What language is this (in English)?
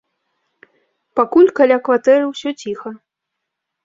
Belarusian